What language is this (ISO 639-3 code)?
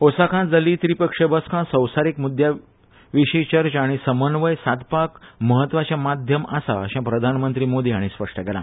kok